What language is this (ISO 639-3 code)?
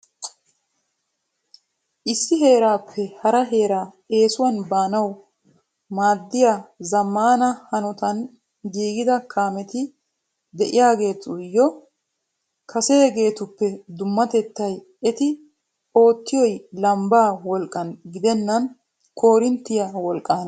wal